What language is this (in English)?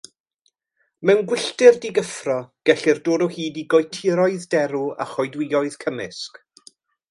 Welsh